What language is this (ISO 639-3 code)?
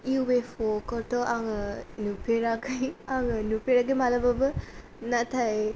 brx